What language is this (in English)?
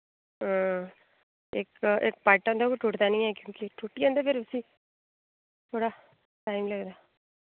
Dogri